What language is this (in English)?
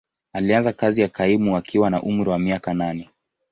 Swahili